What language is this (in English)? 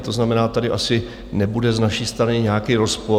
Czech